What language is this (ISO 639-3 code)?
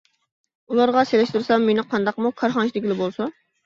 uig